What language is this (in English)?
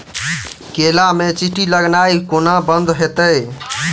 Maithili